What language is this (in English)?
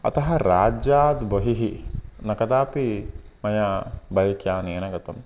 Sanskrit